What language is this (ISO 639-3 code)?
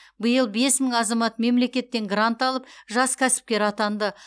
kaz